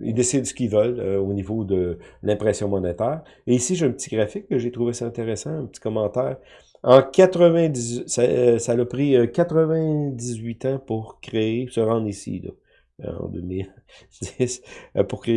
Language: French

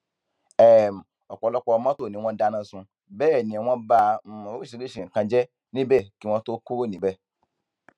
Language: Yoruba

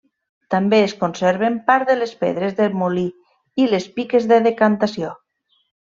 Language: Catalan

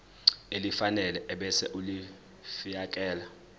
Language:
Zulu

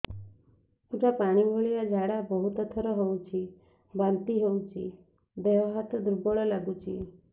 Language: Odia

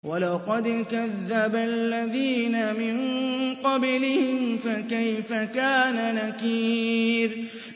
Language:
Arabic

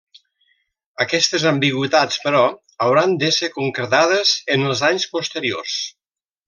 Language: Catalan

